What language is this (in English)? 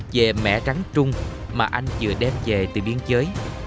Vietnamese